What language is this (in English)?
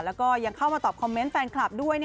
Thai